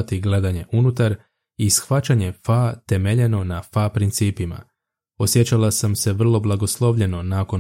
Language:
Croatian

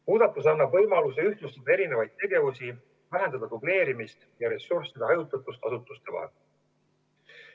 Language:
Estonian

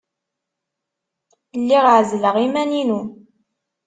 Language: Kabyle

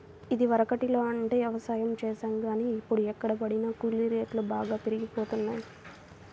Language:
Telugu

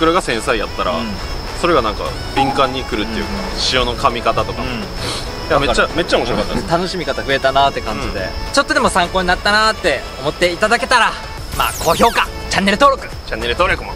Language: Japanese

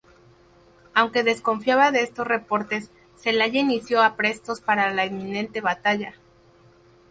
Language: Spanish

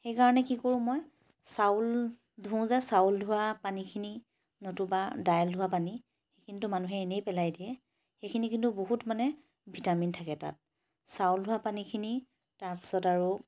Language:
Assamese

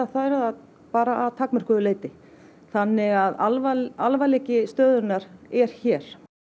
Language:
Icelandic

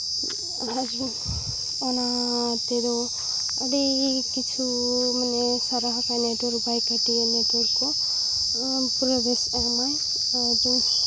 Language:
Santali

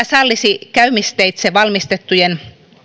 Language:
Finnish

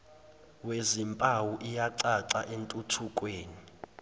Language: Zulu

